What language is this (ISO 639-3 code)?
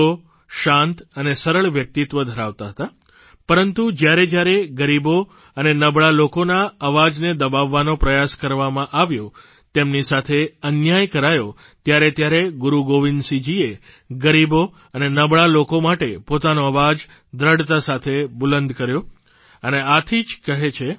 guj